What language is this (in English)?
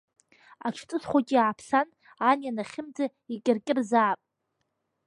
Abkhazian